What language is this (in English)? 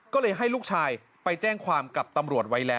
Thai